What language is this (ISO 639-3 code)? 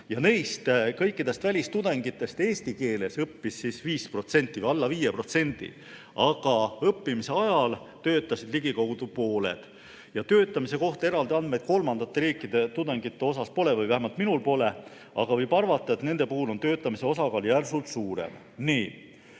est